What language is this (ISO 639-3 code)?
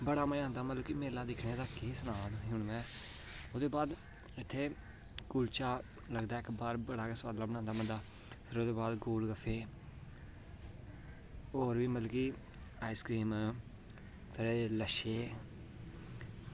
doi